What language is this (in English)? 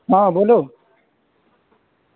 Urdu